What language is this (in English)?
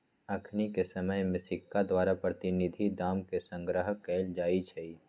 Magahi